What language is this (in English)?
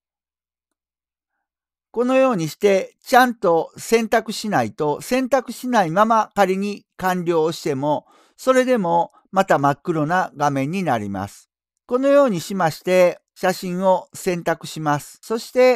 Japanese